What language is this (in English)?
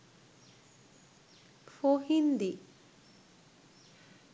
Sinhala